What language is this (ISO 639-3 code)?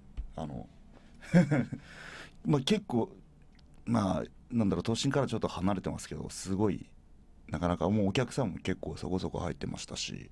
jpn